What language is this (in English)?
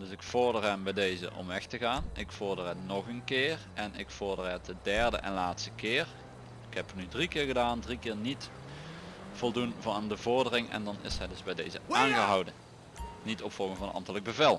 Dutch